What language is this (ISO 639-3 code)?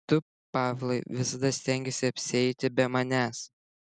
lit